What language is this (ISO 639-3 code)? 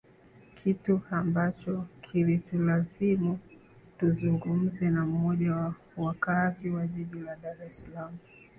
swa